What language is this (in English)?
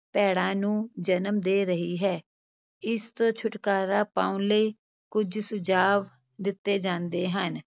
Punjabi